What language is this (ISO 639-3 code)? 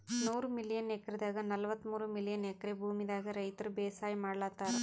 kan